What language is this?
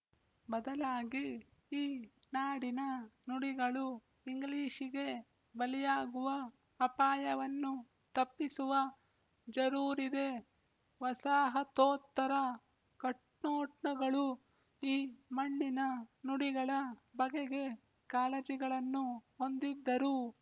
Kannada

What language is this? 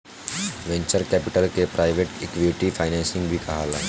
Bhojpuri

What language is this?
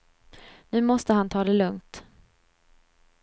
Swedish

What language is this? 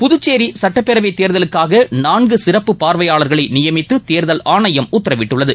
Tamil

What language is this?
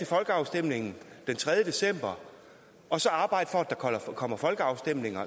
Danish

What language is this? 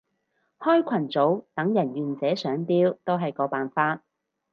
Cantonese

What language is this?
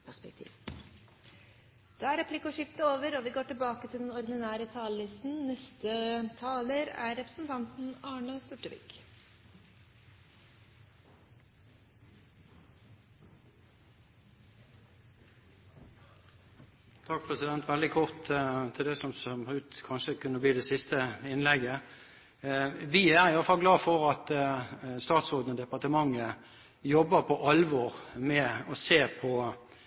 Norwegian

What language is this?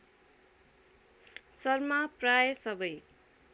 Nepali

